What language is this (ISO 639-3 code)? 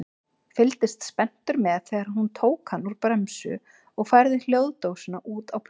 isl